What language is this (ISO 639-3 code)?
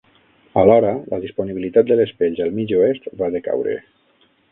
cat